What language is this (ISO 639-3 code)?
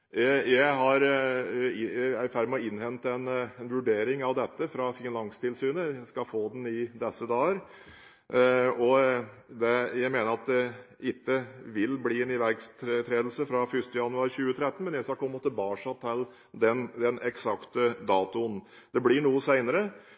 nob